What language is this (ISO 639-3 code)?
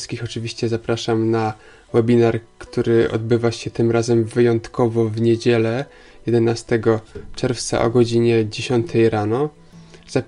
pol